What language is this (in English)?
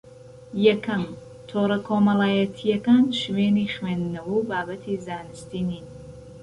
Central Kurdish